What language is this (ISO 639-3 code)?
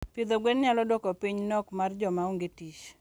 luo